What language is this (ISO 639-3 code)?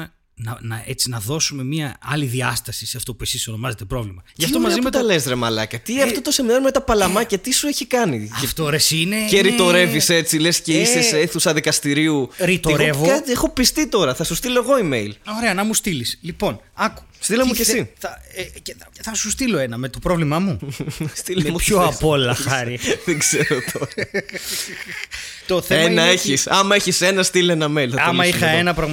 ell